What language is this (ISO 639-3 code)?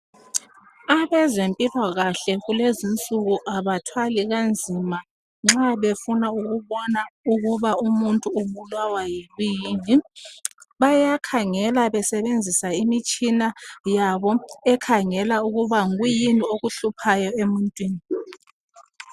nde